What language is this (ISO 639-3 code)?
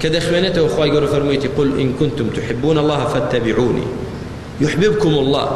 ara